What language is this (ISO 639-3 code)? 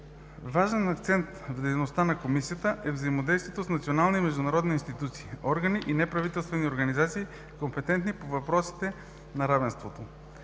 bul